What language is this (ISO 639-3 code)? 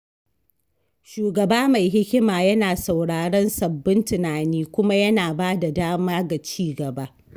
hau